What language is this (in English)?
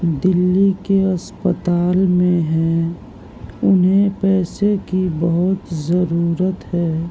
Urdu